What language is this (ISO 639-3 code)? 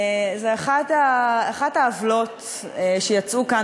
heb